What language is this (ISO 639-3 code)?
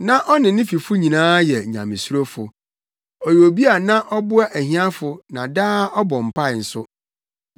aka